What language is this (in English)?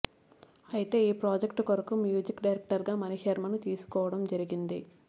Telugu